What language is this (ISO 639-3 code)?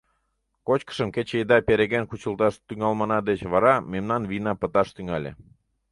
chm